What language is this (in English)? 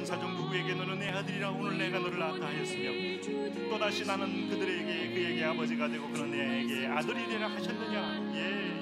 Korean